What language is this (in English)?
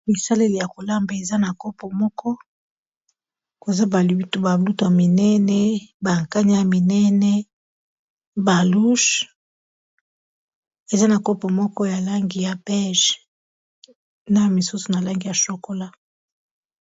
Lingala